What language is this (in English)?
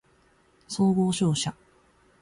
Japanese